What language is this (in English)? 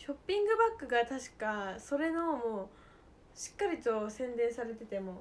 Japanese